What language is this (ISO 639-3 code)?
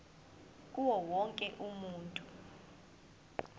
zul